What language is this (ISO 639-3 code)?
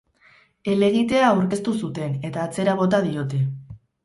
eus